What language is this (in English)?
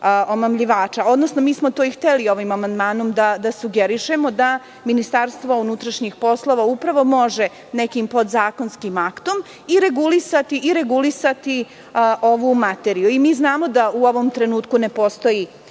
Serbian